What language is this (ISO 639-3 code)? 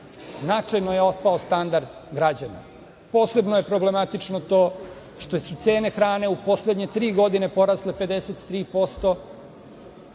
srp